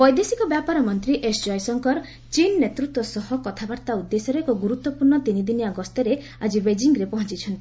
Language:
Odia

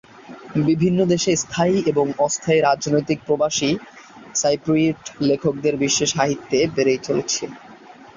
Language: Bangla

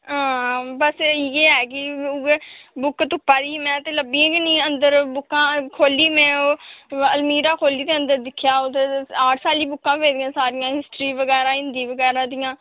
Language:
Dogri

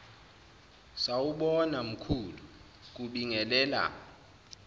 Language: Zulu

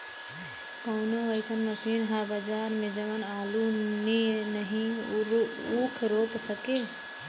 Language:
Bhojpuri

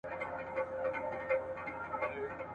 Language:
Pashto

